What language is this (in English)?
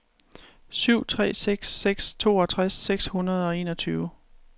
Danish